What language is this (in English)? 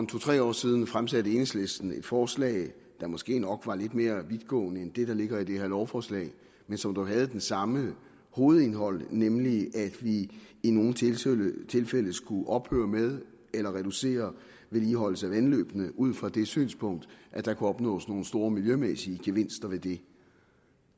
Danish